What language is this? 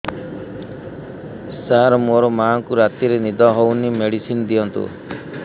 Odia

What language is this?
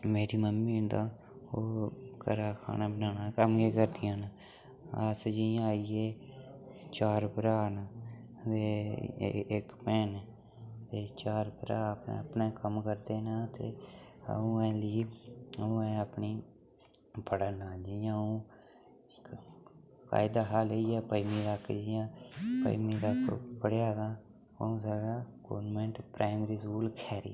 Dogri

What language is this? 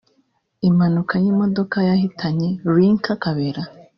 Kinyarwanda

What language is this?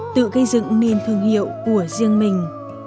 Vietnamese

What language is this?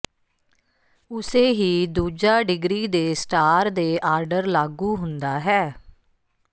Punjabi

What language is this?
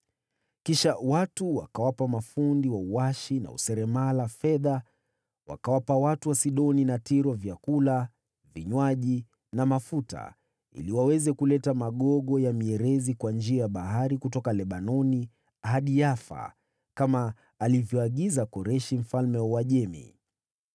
Swahili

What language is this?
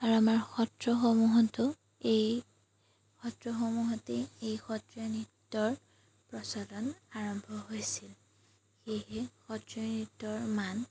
Assamese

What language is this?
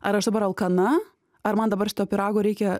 Lithuanian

